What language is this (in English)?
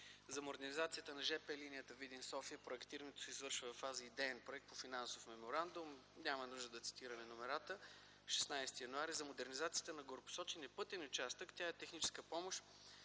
Bulgarian